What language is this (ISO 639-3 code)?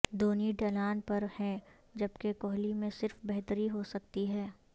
urd